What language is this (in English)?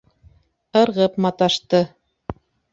Bashkir